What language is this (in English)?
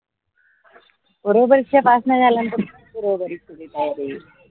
Marathi